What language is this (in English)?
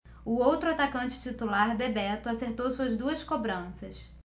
Portuguese